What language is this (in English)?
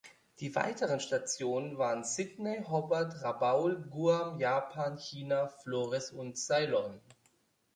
German